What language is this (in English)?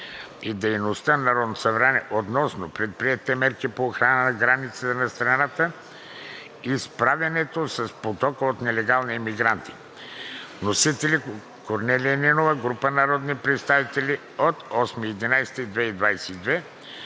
Bulgarian